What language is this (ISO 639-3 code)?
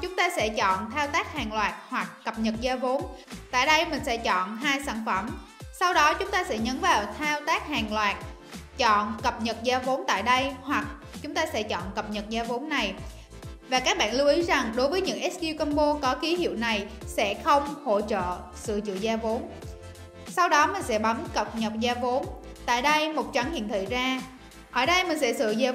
vie